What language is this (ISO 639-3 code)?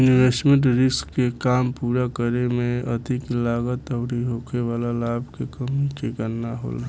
bho